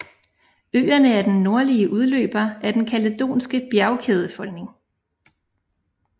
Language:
Danish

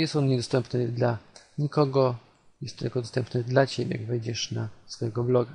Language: Polish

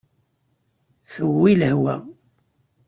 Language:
Kabyle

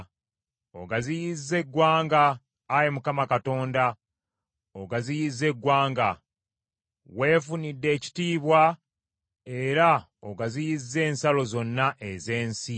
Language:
Ganda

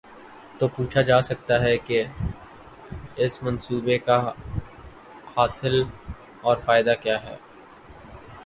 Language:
Urdu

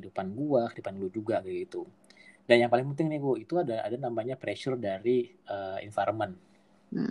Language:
Indonesian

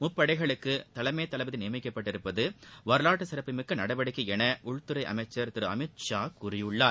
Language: Tamil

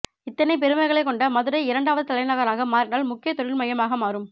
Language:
Tamil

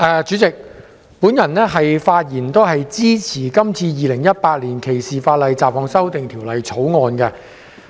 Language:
Cantonese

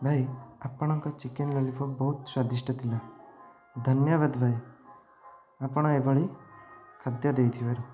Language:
Odia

